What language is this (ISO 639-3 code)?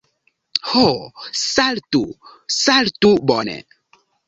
epo